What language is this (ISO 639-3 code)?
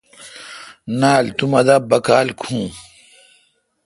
xka